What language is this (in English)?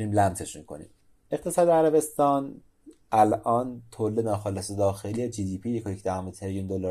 Persian